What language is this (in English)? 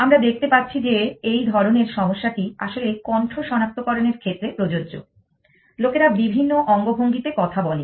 Bangla